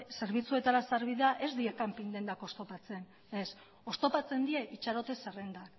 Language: Basque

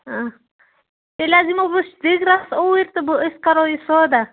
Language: Kashmiri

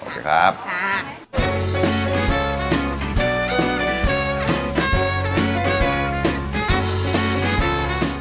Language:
Thai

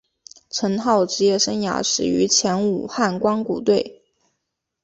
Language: Chinese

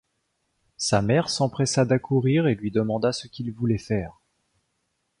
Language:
French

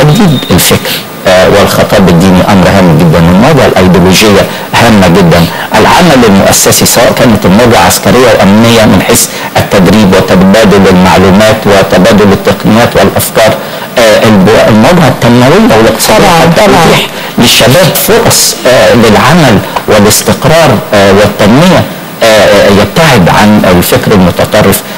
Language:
Arabic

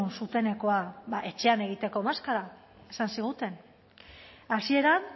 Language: Basque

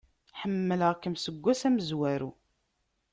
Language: Kabyle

